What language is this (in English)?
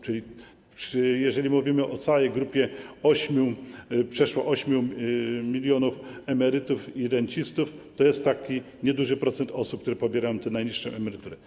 Polish